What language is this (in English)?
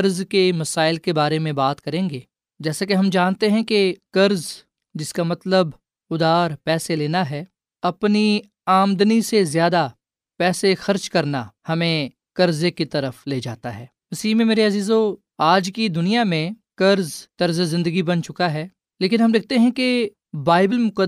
Urdu